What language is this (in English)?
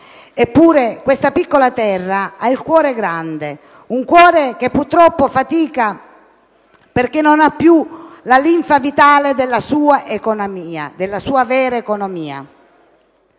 Italian